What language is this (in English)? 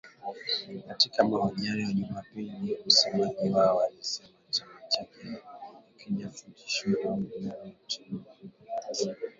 Swahili